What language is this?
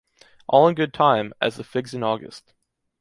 English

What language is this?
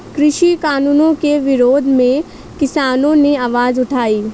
Hindi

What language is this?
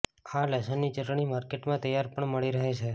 Gujarati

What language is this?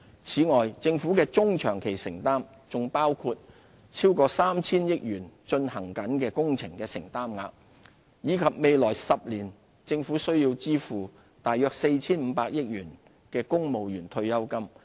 Cantonese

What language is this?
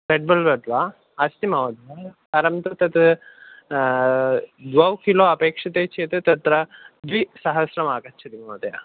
Sanskrit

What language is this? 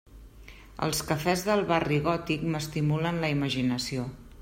Catalan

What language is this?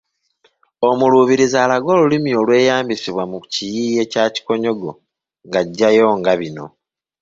Ganda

